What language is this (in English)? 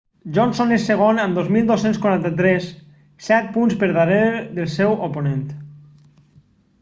Catalan